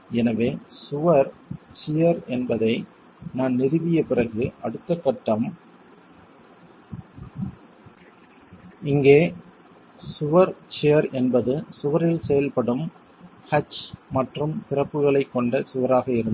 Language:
Tamil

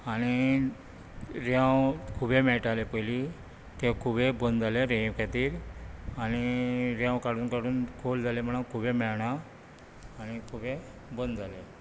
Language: Konkani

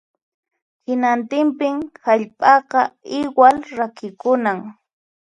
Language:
Puno Quechua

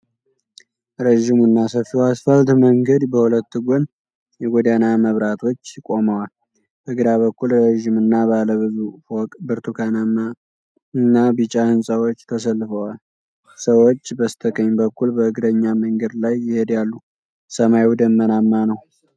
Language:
Amharic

